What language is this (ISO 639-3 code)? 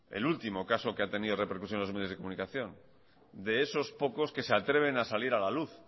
spa